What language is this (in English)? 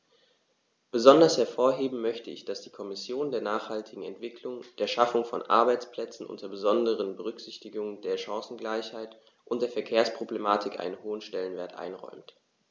German